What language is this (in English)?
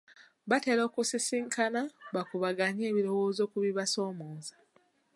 Ganda